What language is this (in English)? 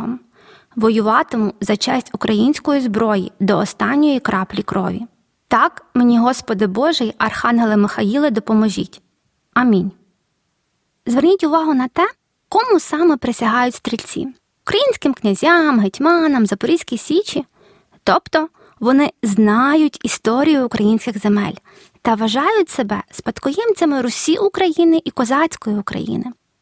Ukrainian